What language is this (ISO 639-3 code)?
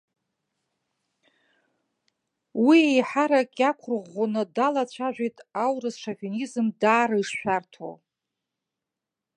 abk